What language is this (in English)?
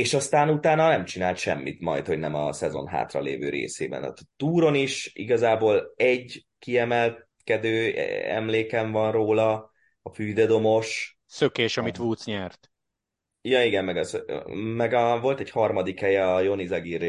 Hungarian